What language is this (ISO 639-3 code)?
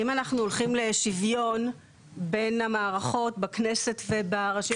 heb